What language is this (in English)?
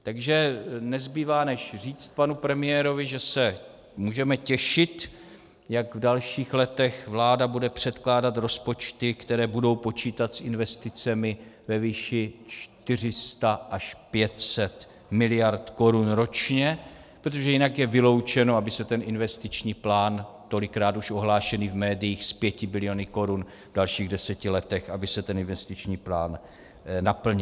Czech